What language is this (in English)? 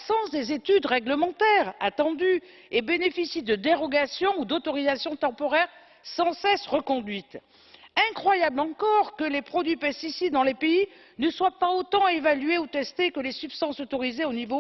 French